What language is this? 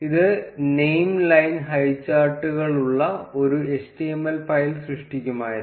Malayalam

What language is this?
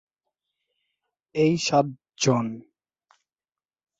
Bangla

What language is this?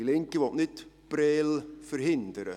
Swiss German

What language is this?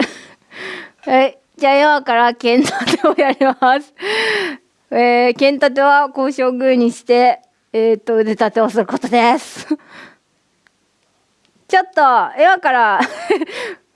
Japanese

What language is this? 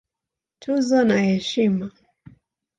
Swahili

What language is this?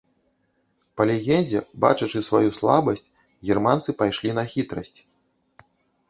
Belarusian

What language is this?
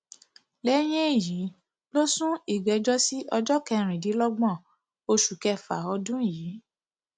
Yoruba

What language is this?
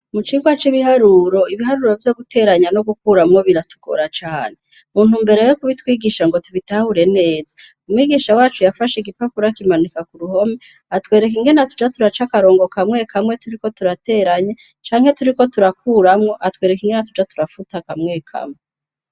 Rundi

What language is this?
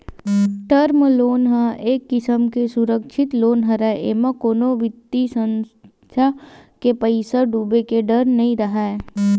Chhattisgarhi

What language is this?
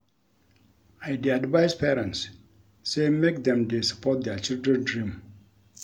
Nigerian Pidgin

